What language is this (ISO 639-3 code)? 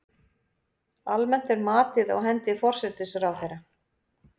isl